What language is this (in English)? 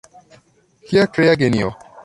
Esperanto